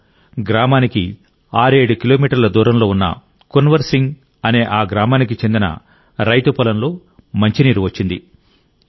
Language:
Telugu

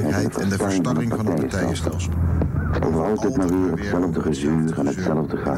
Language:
Dutch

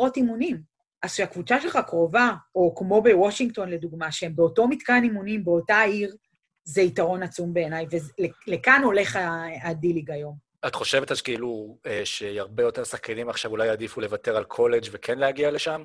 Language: Hebrew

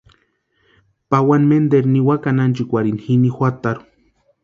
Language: Western Highland Purepecha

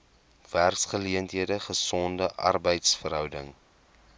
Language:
Afrikaans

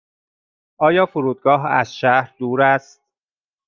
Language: Persian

